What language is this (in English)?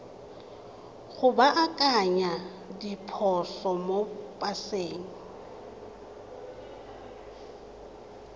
Tswana